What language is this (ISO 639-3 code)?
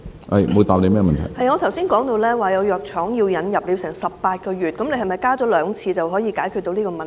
yue